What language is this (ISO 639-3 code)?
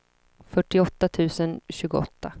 swe